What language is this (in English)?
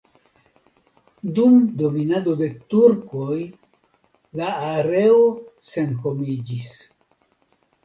Esperanto